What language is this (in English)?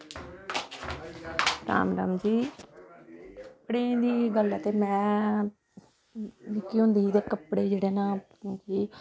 Dogri